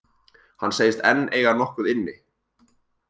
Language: Icelandic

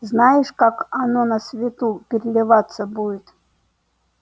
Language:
Russian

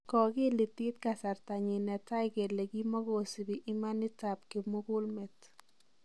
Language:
Kalenjin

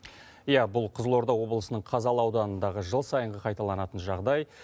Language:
Kazakh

